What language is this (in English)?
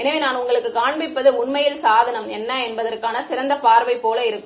Tamil